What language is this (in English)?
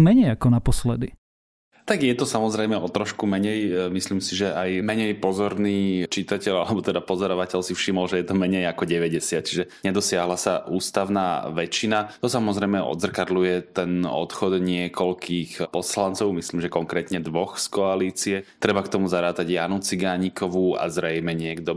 Slovak